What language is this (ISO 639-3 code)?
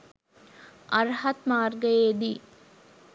sin